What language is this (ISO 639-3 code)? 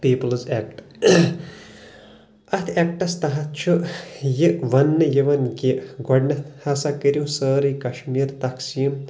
kas